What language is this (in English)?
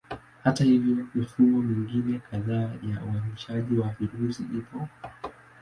Swahili